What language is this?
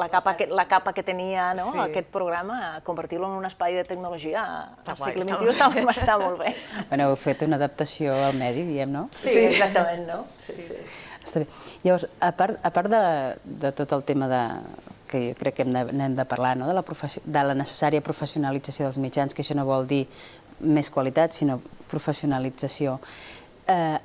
Spanish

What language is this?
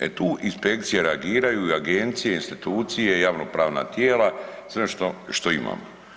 Croatian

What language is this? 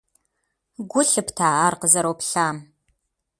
Kabardian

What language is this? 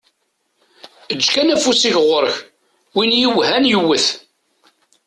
Kabyle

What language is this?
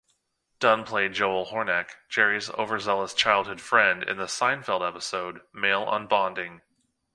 English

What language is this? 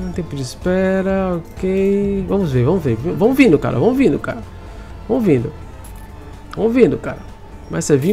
Portuguese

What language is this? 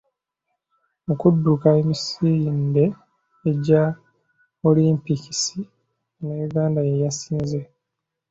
Ganda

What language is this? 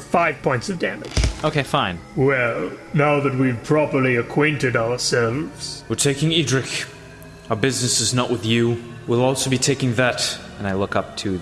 English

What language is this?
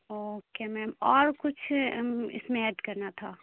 Urdu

